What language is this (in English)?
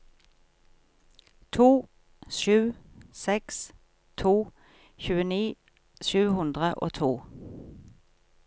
Norwegian